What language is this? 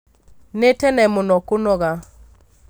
Kikuyu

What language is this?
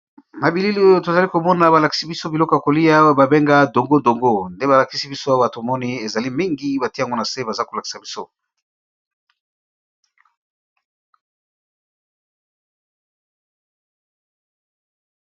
Lingala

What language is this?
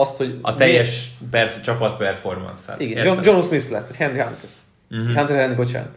Hungarian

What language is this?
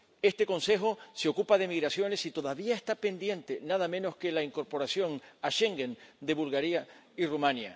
Spanish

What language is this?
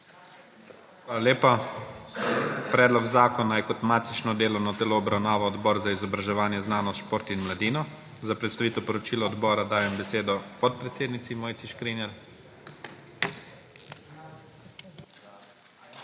Slovenian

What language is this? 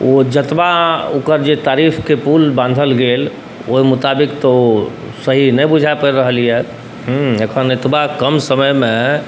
Maithili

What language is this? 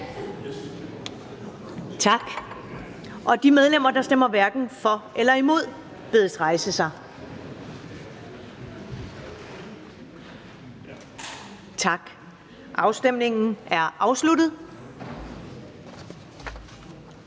Danish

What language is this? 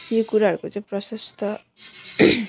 Nepali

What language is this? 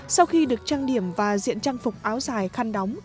Vietnamese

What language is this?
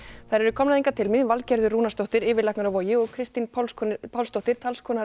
Icelandic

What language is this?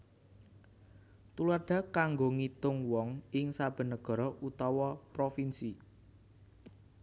Javanese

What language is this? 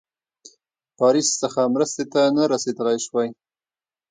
Pashto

